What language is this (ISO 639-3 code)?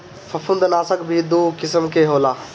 bho